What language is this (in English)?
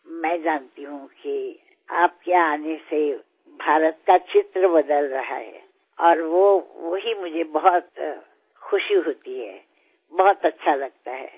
Bangla